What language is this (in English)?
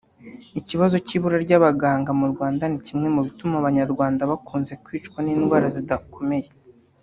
Kinyarwanda